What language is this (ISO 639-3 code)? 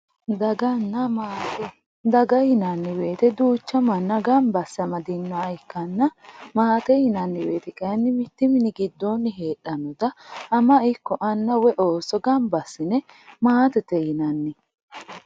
sid